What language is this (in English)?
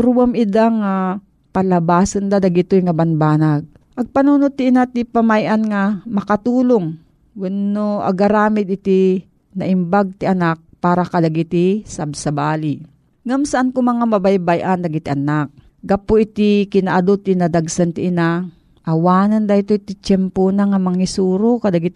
Filipino